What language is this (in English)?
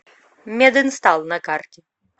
Russian